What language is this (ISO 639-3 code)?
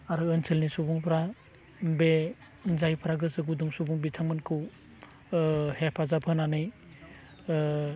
brx